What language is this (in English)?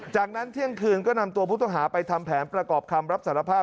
Thai